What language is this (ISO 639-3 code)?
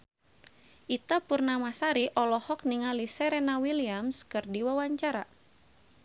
sun